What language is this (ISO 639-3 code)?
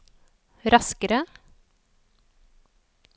nor